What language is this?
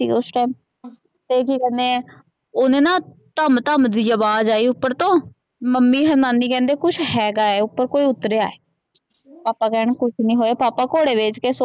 Punjabi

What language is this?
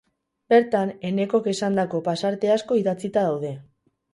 Basque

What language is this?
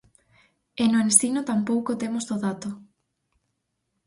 Galician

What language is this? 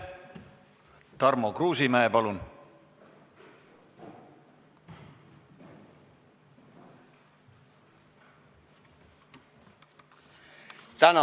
Estonian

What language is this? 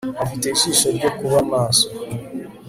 Kinyarwanda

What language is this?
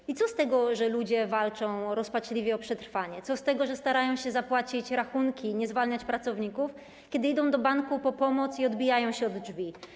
Polish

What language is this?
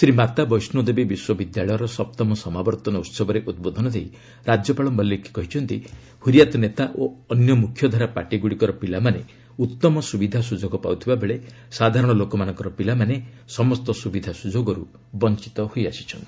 Odia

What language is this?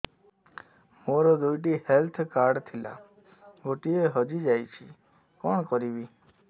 Odia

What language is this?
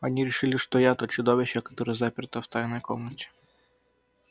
Russian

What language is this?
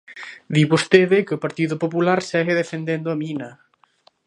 Galician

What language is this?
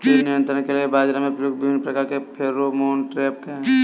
Hindi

